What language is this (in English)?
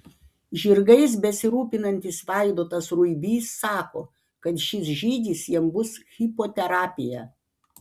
Lithuanian